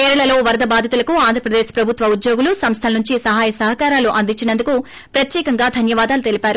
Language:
Telugu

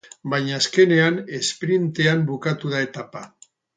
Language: Basque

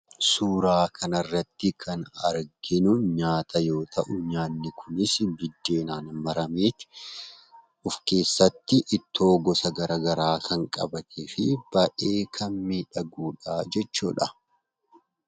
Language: Oromo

